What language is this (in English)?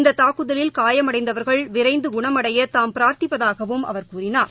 Tamil